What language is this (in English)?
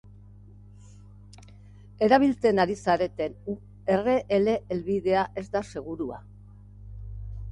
Basque